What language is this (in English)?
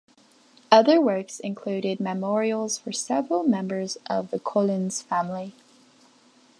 English